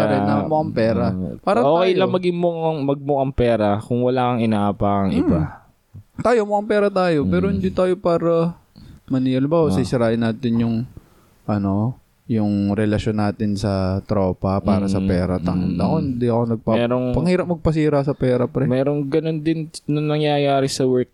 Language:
Filipino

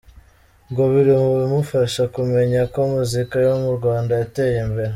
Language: Kinyarwanda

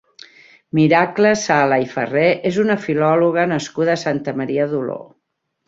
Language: Catalan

